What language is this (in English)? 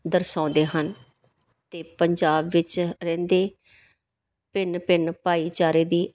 Punjabi